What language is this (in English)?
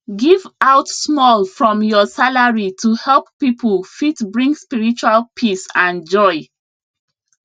Nigerian Pidgin